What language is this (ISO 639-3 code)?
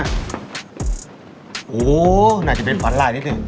tha